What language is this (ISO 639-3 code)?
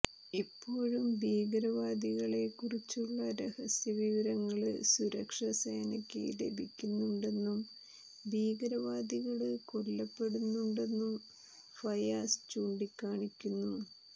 mal